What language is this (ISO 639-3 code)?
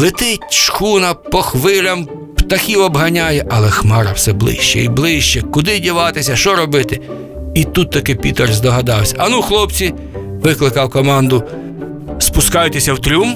ukr